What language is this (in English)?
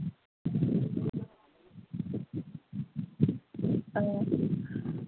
Manipuri